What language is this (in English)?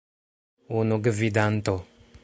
Esperanto